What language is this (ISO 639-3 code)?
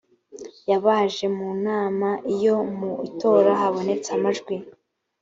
kin